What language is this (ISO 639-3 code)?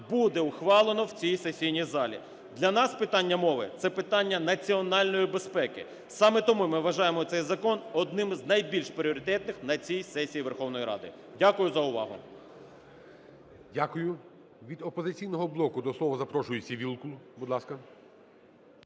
ukr